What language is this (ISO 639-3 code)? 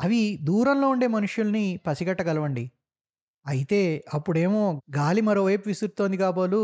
tel